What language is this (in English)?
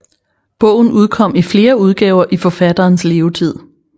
Danish